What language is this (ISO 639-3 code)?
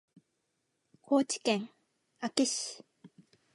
jpn